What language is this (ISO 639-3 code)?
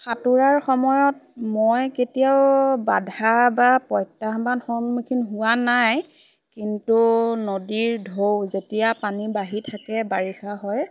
asm